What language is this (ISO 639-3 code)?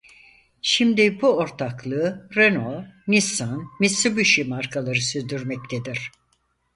tur